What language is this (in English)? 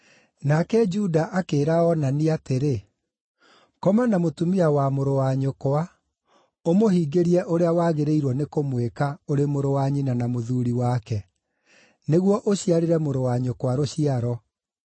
Kikuyu